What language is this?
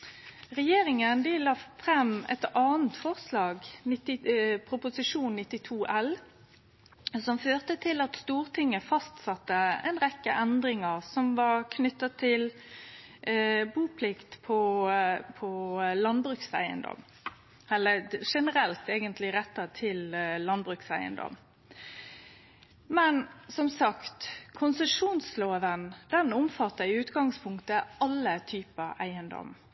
Norwegian Nynorsk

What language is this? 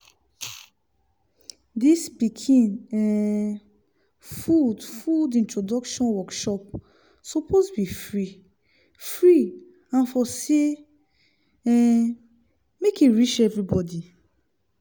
Nigerian Pidgin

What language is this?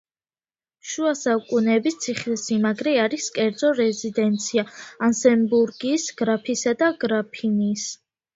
Georgian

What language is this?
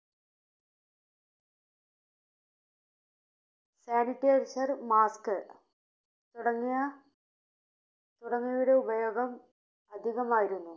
Malayalam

